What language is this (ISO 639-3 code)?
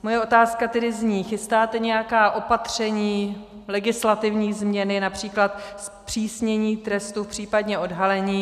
ces